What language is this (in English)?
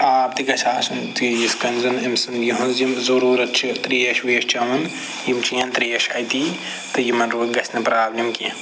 Kashmiri